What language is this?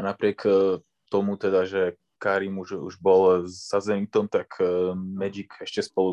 Slovak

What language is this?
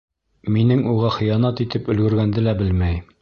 Bashkir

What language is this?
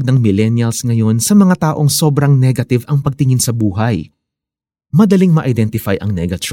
Filipino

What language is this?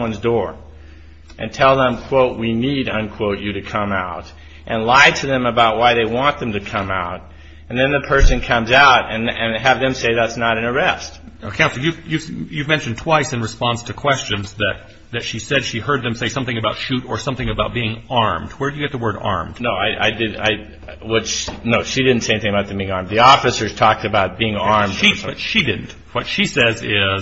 English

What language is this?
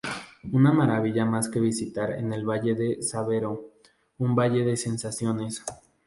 Spanish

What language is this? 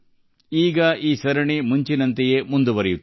Kannada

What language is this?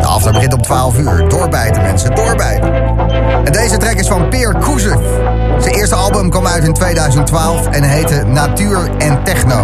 Dutch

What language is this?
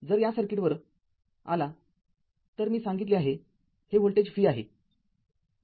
Marathi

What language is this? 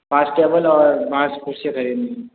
Hindi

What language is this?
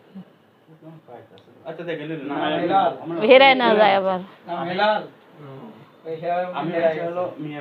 Arabic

